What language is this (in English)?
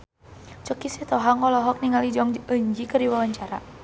Sundanese